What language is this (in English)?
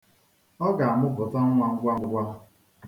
Igbo